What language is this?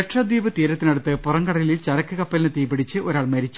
Malayalam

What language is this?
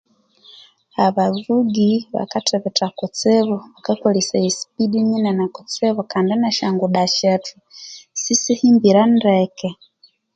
Konzo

